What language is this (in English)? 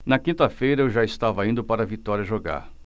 Portuguese